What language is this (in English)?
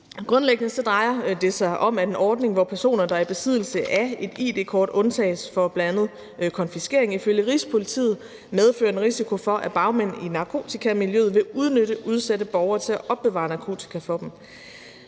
Danish